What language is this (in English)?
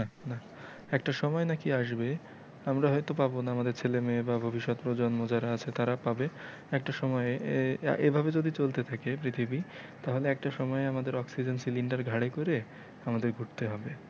Bangla